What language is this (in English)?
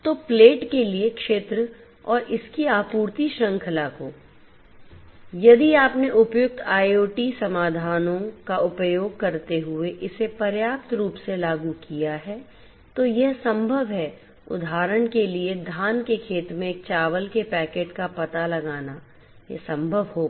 Hindi